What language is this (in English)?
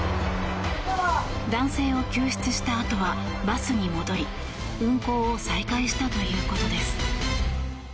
Japanese